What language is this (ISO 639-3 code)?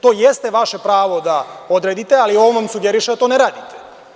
srp